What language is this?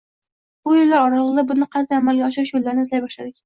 Uzbek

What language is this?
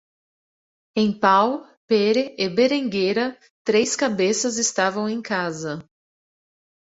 Portuguese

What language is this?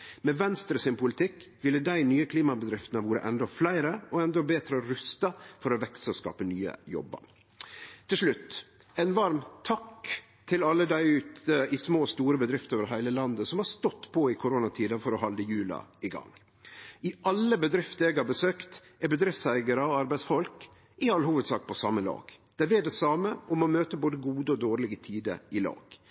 Norwegian Nynorsk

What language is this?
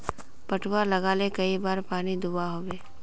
Magahi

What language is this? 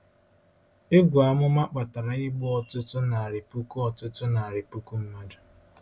Igbo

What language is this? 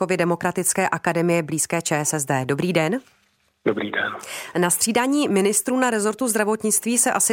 Czech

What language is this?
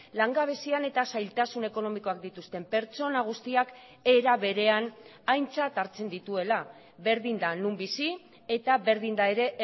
Basque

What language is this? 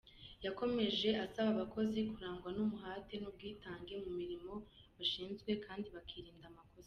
Kinyarwanda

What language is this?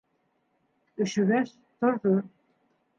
Bashkir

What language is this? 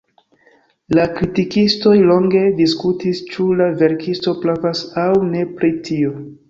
Esperanto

